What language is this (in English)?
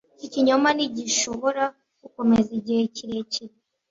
Kinyarwanda